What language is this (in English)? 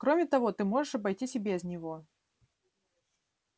Russian